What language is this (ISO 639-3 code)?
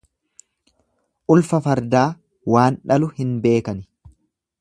orm